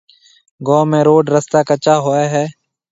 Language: Marwari (Pakistan)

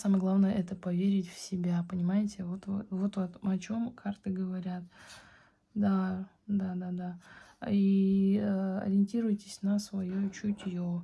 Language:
Russian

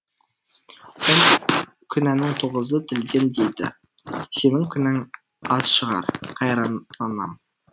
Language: Kazakh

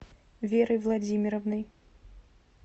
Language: Russian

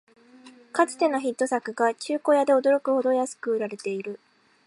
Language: Japanese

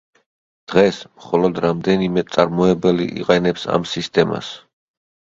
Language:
Georgian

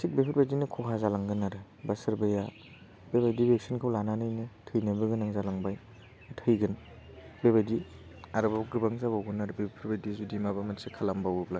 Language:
Bodo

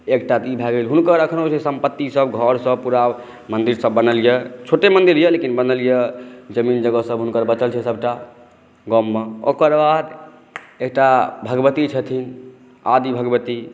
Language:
Maithili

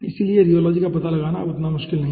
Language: Hindi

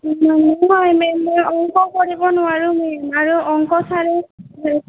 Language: Assamese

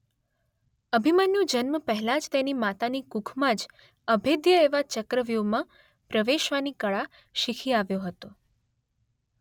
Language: Gujarati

